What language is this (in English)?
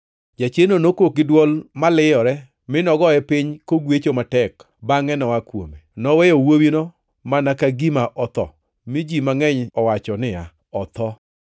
Luo (Kenya and Tanzania)